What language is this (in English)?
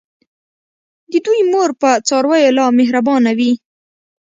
Pashto